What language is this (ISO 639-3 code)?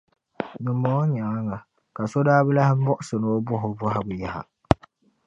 dag